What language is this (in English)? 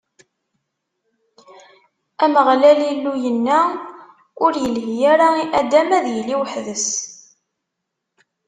Kabyle